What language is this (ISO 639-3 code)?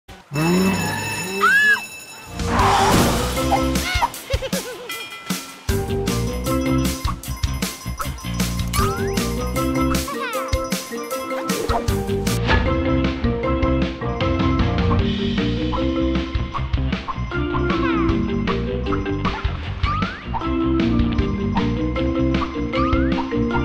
tha